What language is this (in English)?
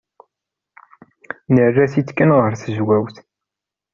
Kabyle